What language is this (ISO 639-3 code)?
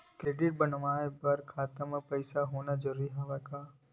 hne